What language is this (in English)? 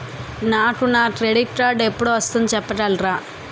Telugu